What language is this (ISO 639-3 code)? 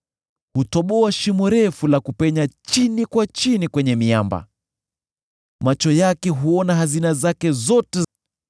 swa